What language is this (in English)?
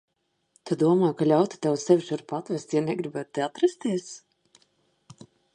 Latvian